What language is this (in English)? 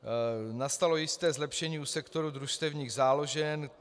Czech